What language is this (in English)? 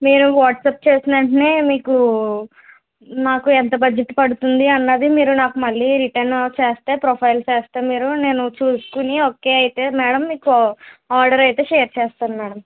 Telugu